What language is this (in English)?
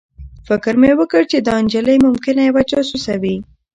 Pashto